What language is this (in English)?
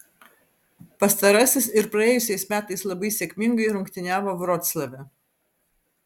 Lithuanian